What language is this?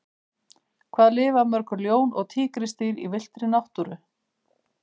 Icelandic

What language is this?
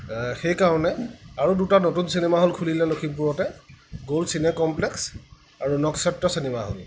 Assamese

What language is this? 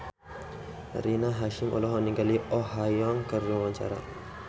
Sundanese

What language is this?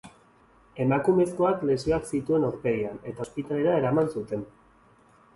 Basque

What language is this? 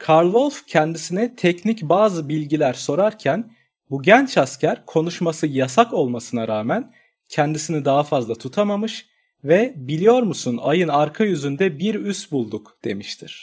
Turkish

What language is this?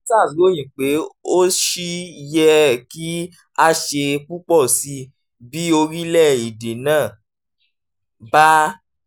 Yoruba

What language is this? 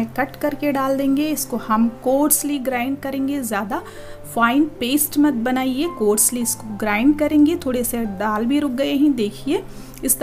Hindi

